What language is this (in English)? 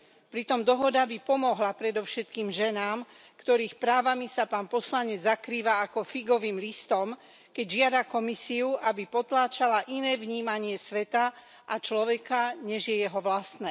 Slovak